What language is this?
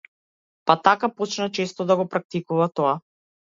Macedonian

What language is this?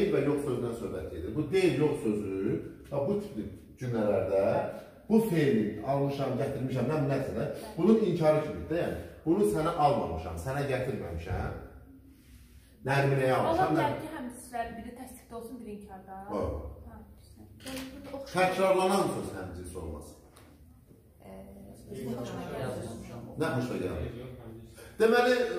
Turkish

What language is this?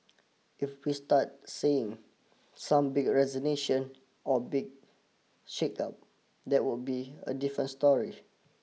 English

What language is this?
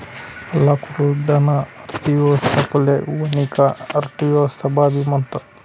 Marathi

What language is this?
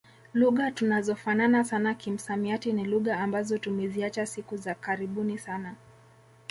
Swahili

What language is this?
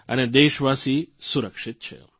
Gujarati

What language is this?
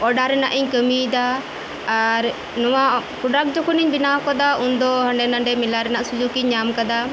Santali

